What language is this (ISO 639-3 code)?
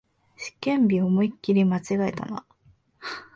jpn